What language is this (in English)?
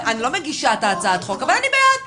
Hebrew